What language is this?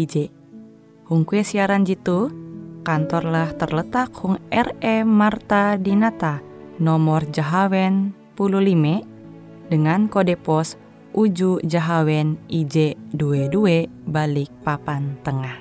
Indonesian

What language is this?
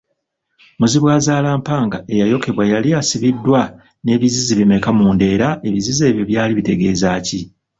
Ganda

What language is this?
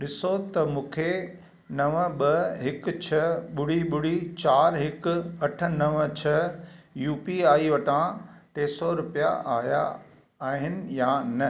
Sindhi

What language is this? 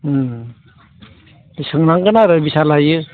Bodo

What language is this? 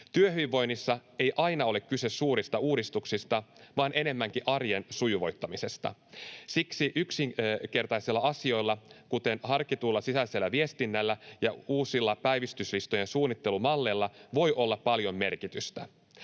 Finnish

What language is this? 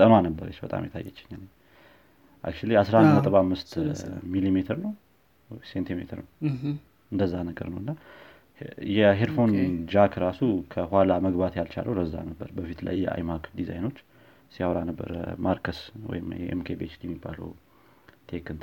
Amharic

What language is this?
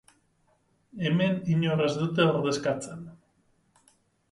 Basque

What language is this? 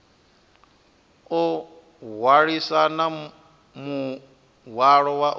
Venda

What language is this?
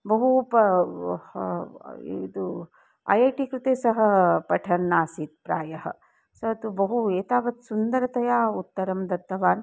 Sanskrit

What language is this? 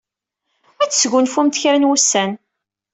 Kabyle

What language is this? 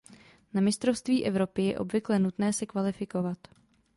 Czech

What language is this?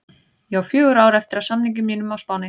Icelandic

